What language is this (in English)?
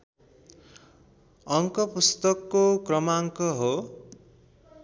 Nepali